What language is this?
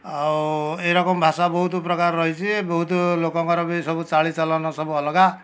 Odia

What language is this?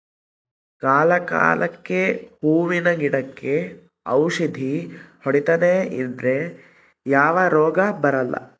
Kannada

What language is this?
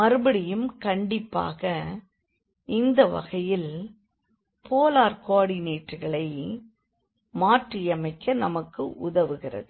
Tamil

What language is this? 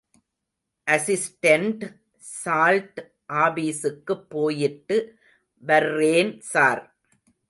Tamil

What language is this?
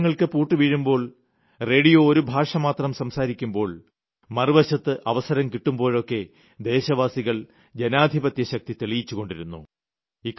Malayalam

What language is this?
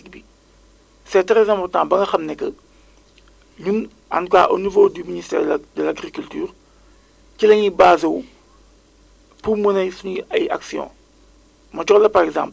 Wolof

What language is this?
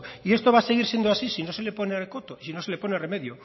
Spanish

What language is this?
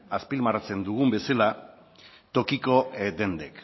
Basque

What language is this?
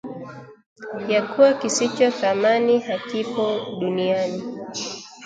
Swahili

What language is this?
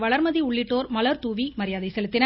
Tamil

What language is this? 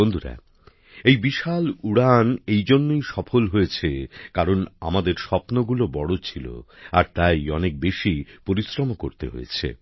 Bangla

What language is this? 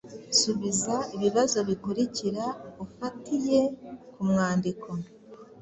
Kinyarwanda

